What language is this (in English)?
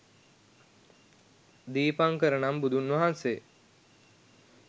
Sinhala